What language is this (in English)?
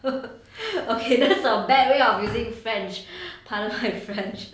English